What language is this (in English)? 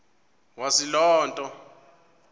Xhosa